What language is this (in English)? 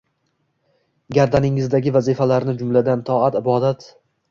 Uzbek